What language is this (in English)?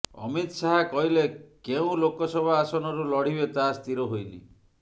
Odia